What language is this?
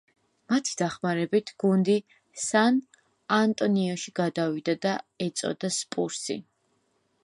Georgian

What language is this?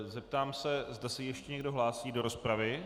Czech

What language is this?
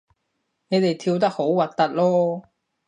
Cantonese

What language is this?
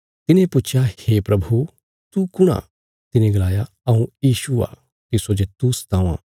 Bilaspuri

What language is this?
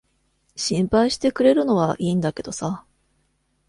Japanese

